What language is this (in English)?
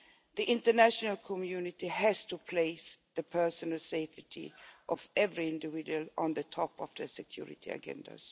English